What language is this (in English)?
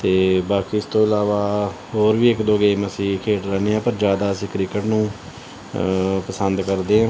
Punjabi